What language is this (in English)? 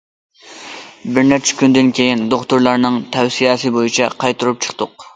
Uyghur